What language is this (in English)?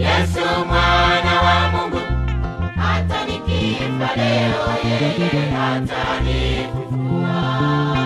Swahili